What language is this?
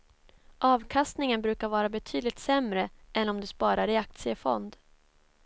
Swedish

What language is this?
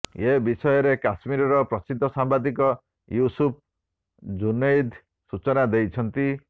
Odia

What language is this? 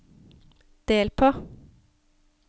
Norwegian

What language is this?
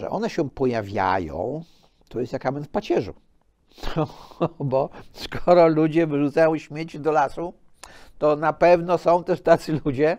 Polish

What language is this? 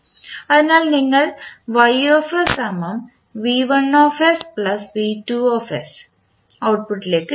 Malayalam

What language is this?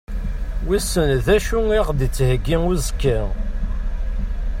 Kabyle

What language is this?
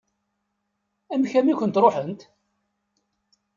Kabyle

